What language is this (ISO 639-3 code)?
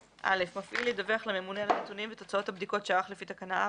heb